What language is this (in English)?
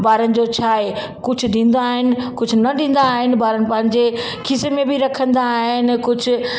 Sindhi